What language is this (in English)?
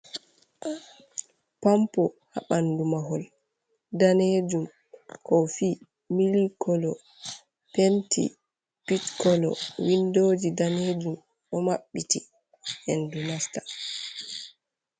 Fula